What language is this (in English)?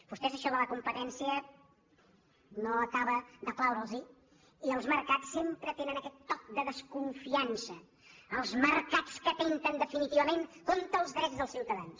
Catalan